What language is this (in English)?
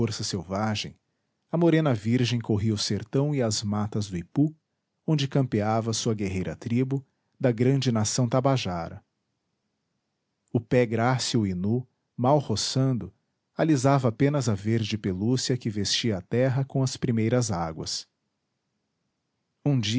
Portuguese